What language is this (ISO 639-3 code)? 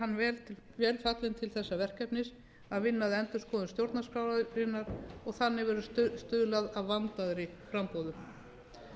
isl